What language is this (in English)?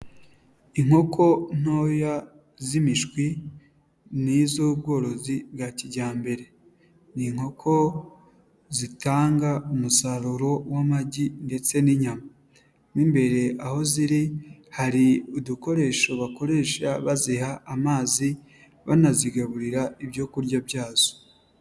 Kinyarwanda